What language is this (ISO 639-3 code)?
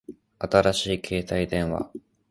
jpn